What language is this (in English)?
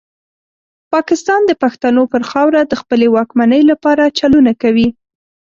Pashto